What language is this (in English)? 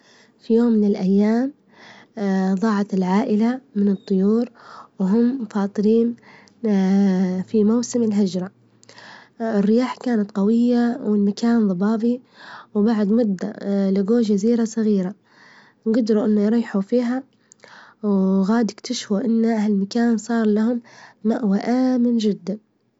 Libyan Arabic